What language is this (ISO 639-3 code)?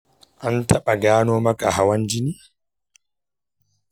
hau